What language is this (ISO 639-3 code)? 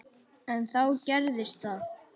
isl